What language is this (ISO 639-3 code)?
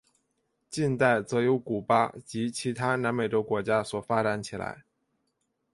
zho